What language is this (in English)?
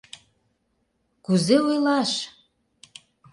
Mari